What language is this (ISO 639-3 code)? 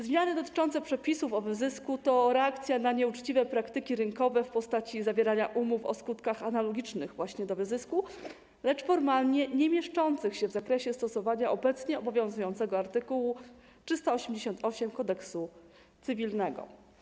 pol